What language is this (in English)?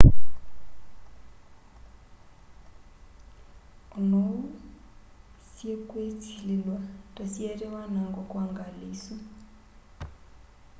Kamba